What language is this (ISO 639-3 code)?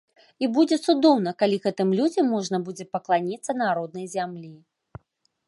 bel